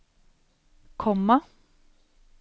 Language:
Norwegian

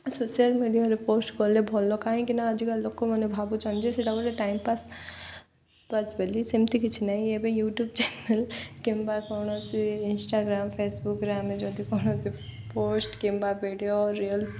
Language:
Odia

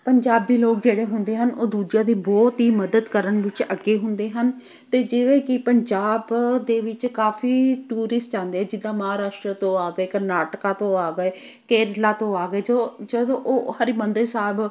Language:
Punjabi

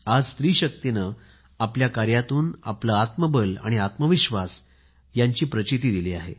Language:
Marathi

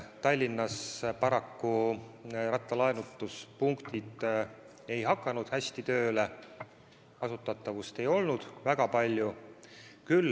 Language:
Estonian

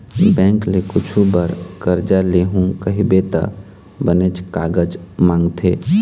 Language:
Chhattisgarhi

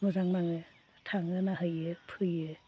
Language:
Bodo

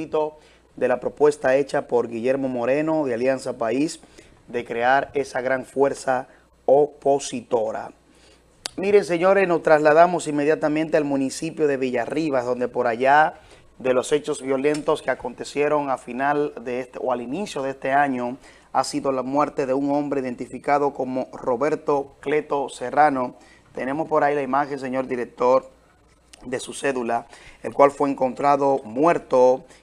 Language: Spanish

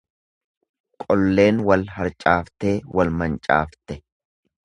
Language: Oromo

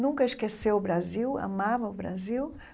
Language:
Portuguese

